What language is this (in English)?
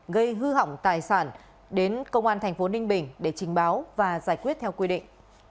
Vietnamese